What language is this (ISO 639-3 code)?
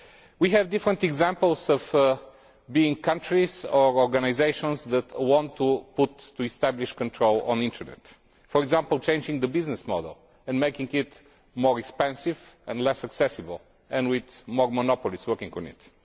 eng